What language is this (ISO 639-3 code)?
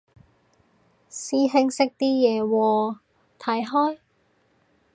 yue